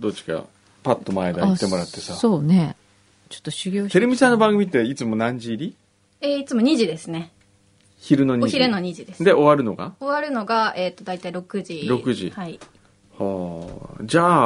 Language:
Japanese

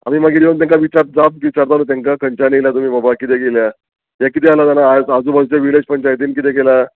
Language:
Konkani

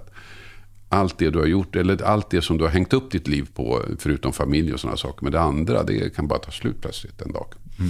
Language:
Swedish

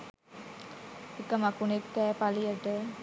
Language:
Sinhala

